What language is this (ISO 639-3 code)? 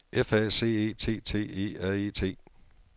dan